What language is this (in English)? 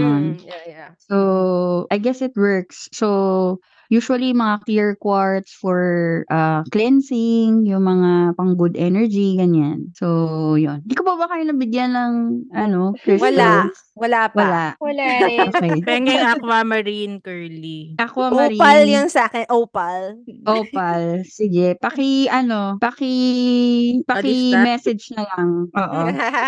Filipino